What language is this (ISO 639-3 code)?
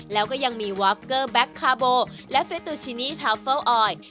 tha